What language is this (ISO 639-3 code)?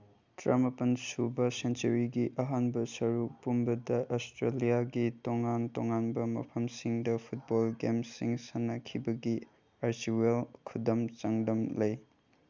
mni